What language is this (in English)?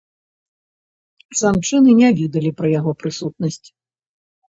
Belarusian